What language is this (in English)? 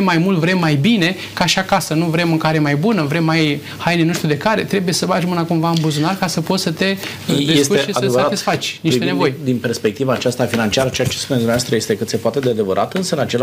Romanian